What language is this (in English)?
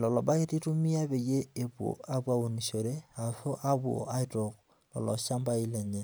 Masai